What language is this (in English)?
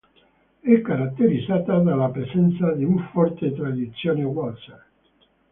Italian